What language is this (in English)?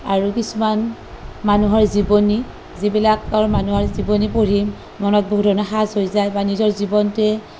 Assamese